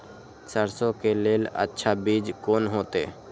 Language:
Maithili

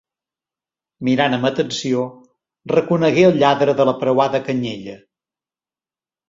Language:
Catalan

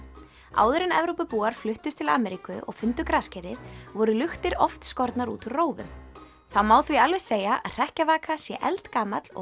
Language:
Icelandic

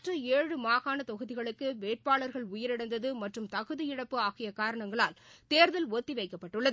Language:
Tamil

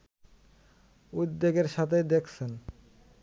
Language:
Bangla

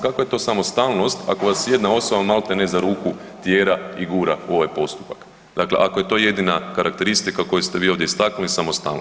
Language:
Croatian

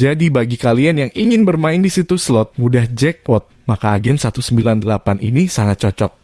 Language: Indonesian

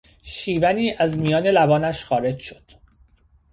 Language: Persian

